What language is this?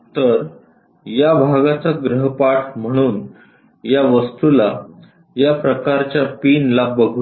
Marathi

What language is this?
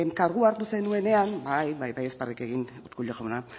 Basque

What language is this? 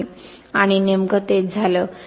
Marathi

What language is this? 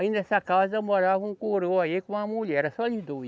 Portuguese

